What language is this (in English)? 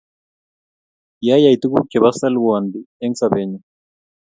Kalenjin